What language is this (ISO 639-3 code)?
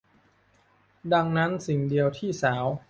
tha